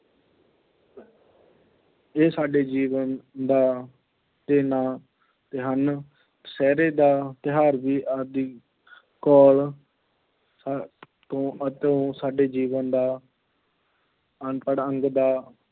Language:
Punjabi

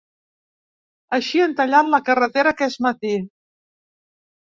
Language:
Catalan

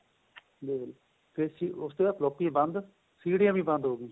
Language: Punjabi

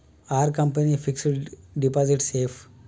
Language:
Telugu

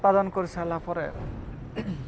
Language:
Odia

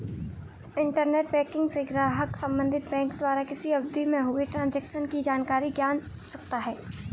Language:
Hindi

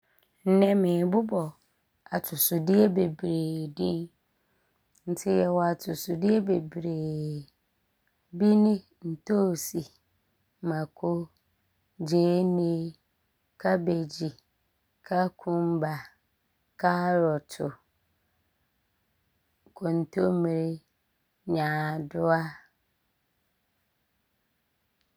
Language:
Abron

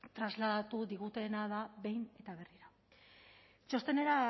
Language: Basque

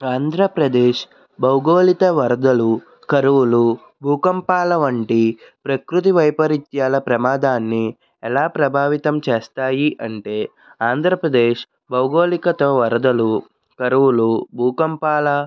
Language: Telugu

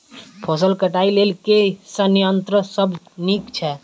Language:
Maithili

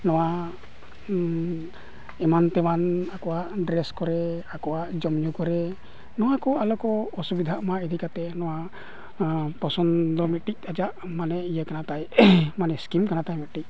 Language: Santali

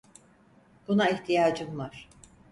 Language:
Turkish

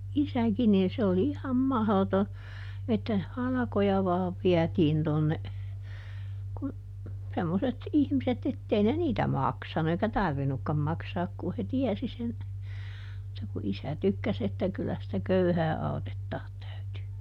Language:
Finnish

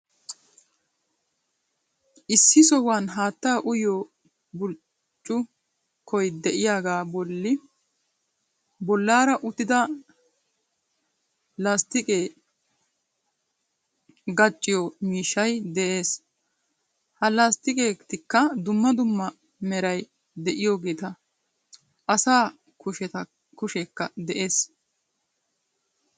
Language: Wolaytta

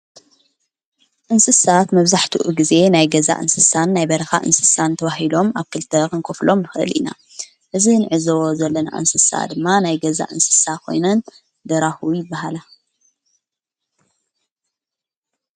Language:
Tigrinya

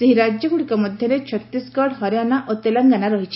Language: Odia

